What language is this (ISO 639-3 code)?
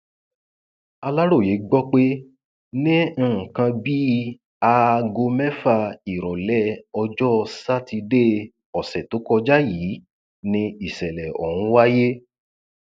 yor